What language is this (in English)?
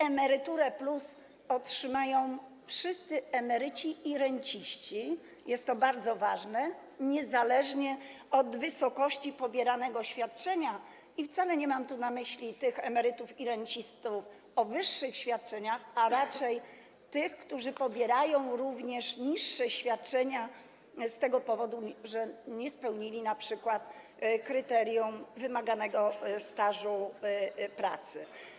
Polish